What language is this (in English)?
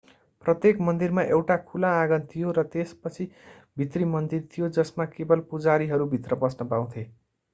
Nepali